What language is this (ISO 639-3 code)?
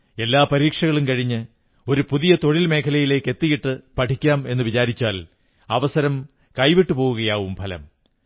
mal